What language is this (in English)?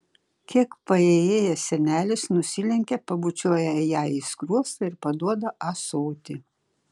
Lithuanian